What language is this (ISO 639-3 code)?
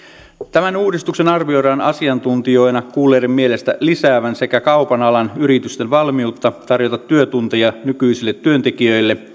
fin